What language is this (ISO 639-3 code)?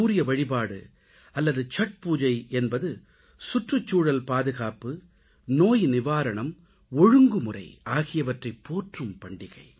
tam